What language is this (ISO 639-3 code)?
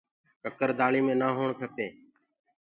ggg